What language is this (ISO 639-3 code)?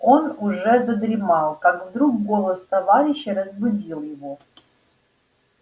rus